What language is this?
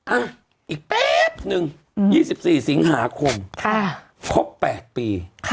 Thai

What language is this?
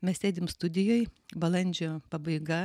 Lithuanian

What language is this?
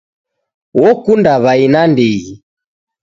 Taita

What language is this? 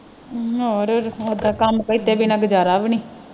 Punjabi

